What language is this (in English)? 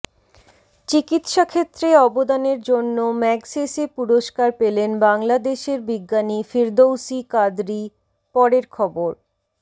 Bangla